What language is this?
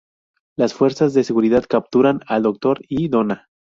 Spanish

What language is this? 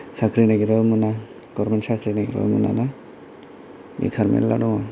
Bodo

